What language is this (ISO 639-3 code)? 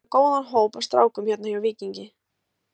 isl